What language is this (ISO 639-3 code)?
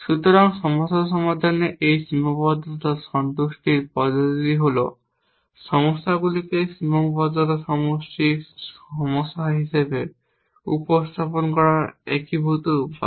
ben